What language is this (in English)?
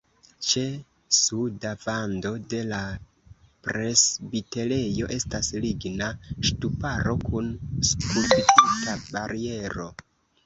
Esperanto